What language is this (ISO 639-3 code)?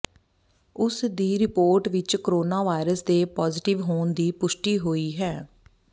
pan